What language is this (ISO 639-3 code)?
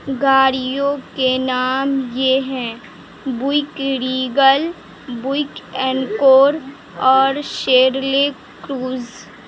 urd